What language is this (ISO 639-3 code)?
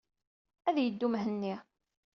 kab